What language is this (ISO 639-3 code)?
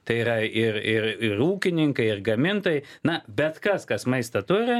lit